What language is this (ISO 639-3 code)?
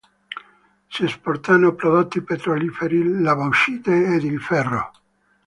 ita